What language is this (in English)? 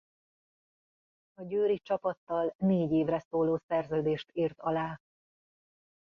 Hungarian